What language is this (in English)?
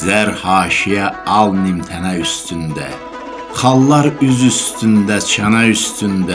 Turkish